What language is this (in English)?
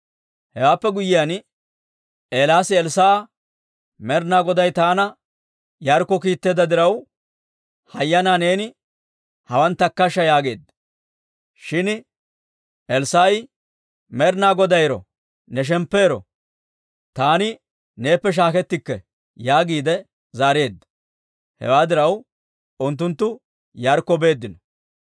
Dawro